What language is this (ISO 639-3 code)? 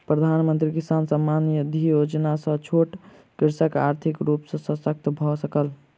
mai